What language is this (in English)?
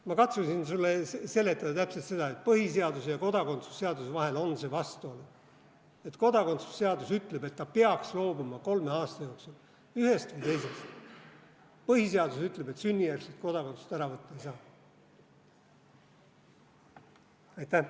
Estonian